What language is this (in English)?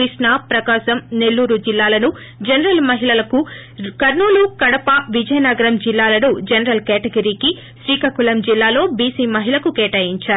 Telugu